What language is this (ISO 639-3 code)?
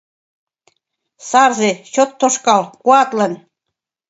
chm